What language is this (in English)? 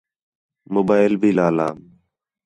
Khetrani